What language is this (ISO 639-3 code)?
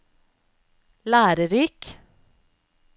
nor